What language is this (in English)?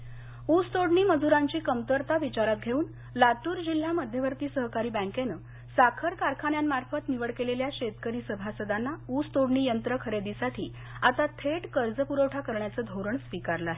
Marathi